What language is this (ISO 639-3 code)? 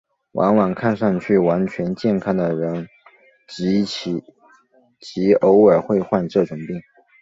zho